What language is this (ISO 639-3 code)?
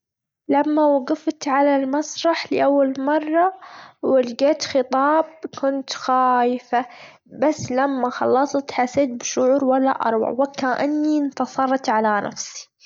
afb